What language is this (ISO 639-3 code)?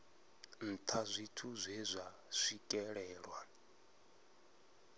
ven